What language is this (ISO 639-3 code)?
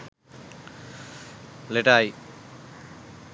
sin